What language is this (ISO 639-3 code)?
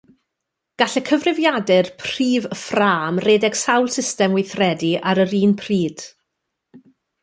cym